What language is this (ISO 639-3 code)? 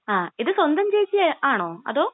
mal